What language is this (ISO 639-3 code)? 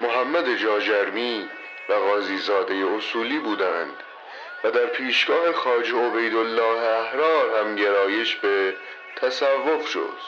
fas